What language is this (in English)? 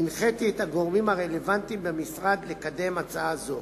Hebrew